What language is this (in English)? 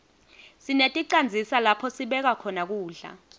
Swati